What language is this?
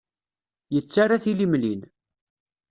Kabyle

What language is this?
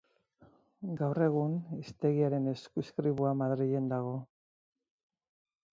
Basque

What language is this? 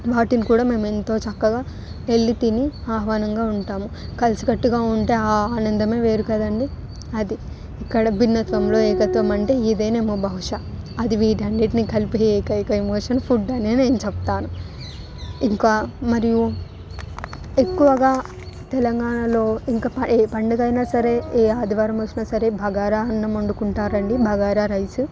Telugu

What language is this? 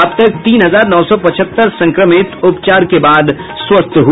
Hindi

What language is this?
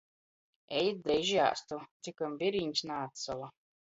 Latgalian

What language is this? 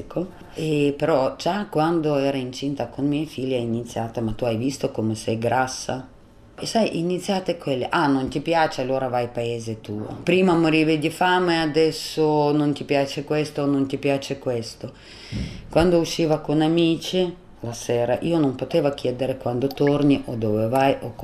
Italian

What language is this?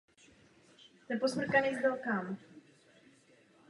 Czech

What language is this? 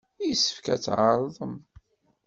Kabyle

